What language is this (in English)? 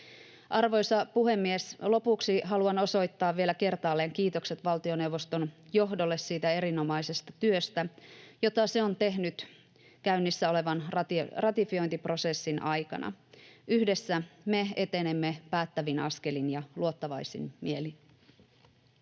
Finnish